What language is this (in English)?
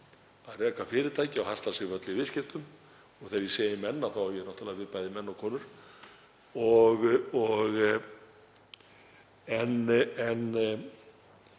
Icelandic